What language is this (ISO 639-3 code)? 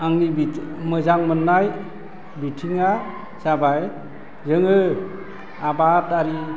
brx